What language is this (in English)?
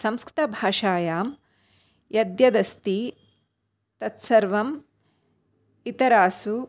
Sanskrit